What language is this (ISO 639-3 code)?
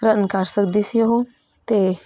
pan